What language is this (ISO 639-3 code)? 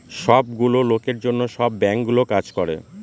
ben